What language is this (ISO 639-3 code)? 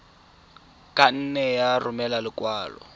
tsn